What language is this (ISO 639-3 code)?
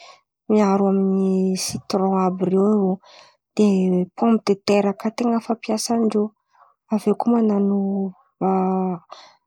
xmv